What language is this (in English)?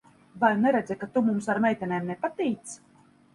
Latvian